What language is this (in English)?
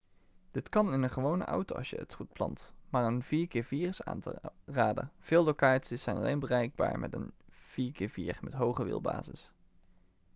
Dutch